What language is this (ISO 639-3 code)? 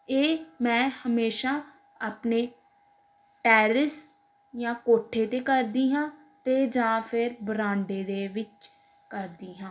pan